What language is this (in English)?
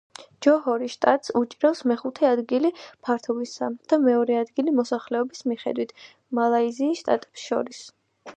Georgian